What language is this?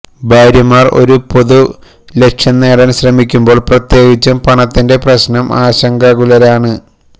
Malayalam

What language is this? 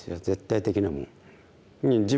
Japanese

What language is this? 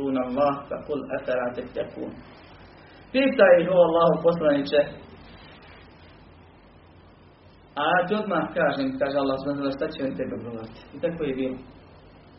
Croatian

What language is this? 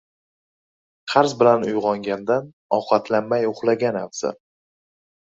Uzbek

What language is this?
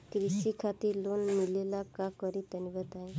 Bhojpuri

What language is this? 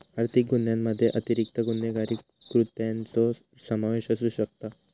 Marathi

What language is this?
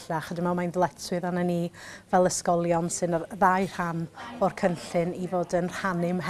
Welsh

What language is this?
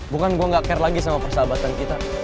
Indonesian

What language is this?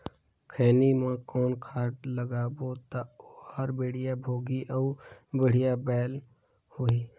Chhattisgarhi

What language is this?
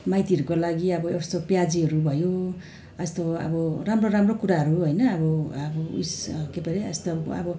Nepali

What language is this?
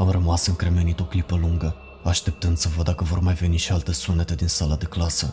Romanian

